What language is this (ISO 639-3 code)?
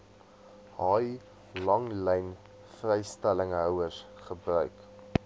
afr